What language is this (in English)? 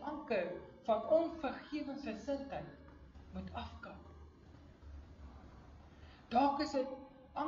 Portuguese